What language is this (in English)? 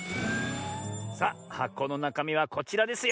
Japanese